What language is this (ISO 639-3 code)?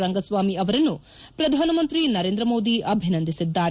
kan